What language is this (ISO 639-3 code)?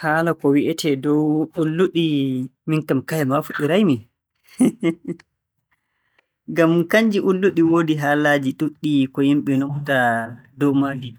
fue